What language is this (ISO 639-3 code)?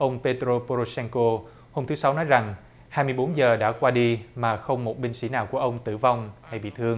vie